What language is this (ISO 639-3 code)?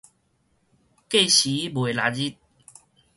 nan